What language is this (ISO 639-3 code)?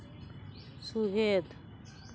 sat